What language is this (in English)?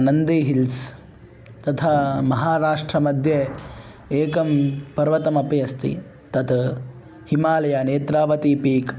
Sanskrit